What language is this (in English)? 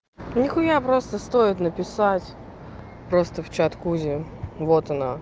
Russian